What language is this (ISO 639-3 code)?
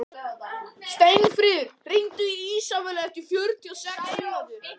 isl